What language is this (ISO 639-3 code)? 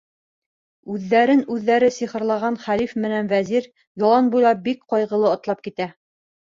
bak